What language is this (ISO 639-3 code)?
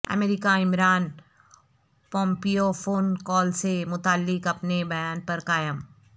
urd